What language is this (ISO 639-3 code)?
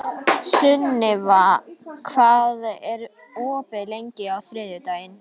isl